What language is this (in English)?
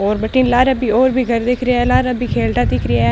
Marwari